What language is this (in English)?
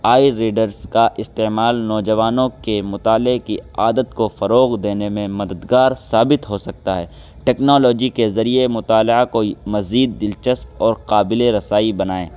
Urdu